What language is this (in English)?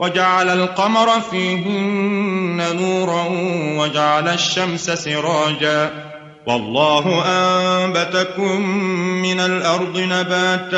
Arabic